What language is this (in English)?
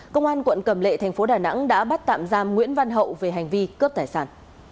Vietnamese